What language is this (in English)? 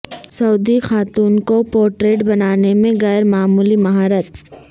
Urdu